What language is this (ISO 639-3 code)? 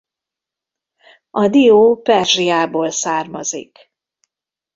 hun